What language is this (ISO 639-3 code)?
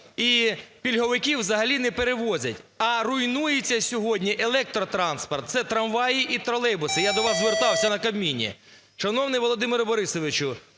ukr